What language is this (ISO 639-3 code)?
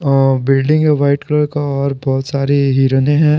hin